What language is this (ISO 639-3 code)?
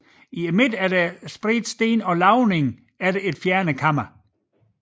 dan